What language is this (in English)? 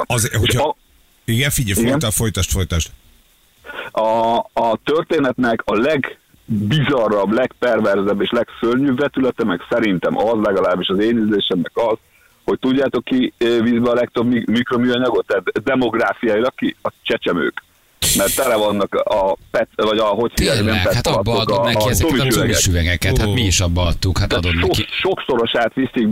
Hungarian